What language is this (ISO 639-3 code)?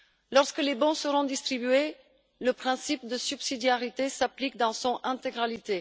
fra